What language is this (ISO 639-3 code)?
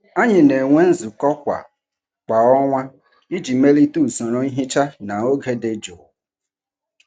ibo